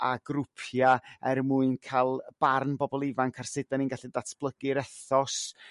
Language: Welsh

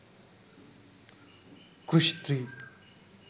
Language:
Sinhala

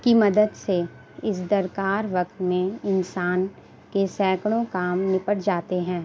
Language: Urdu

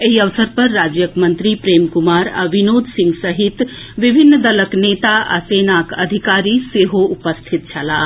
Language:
Maithili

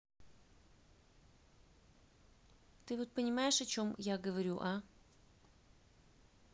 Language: Russian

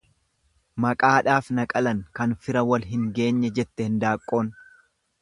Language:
Oromo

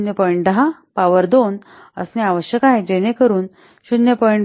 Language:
Marathi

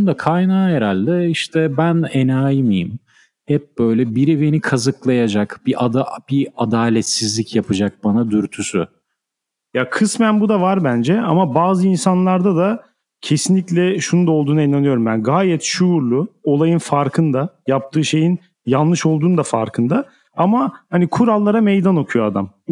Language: Turkish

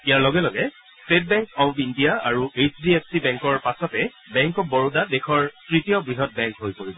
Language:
Assamese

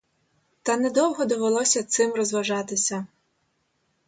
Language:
Ukrainian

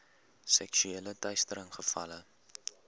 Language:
Afrikaans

